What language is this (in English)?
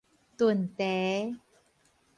Min Nan Chinese